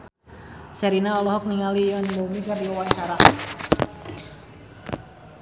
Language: Sundanese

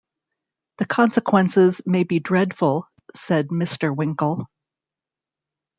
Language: English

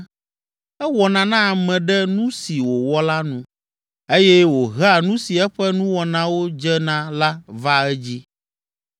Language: Ewe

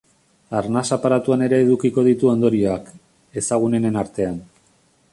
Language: Basque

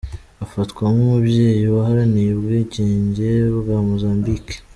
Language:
Kinyarwanda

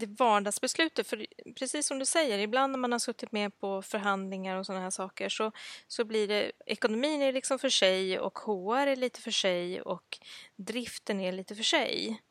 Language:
Swedish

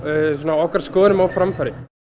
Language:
Icelandic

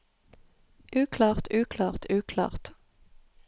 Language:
Norwegian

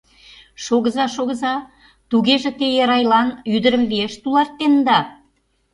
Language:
Mari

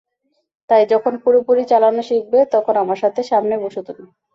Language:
Bangla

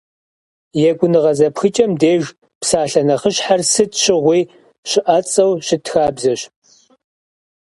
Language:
Kabardian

